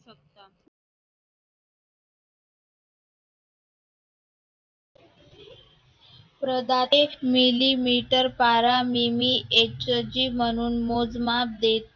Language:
Marathi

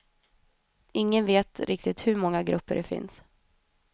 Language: Swedish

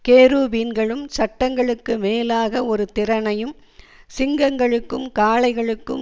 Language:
Tamil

